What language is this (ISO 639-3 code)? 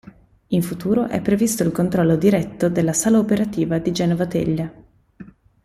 ita